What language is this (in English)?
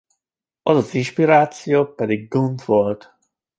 Hungarian